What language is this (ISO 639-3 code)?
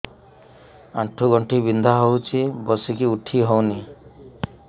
ori